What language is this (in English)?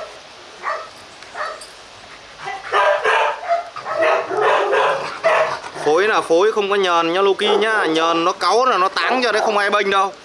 Vietnamese